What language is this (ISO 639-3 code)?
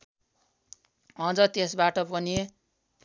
nep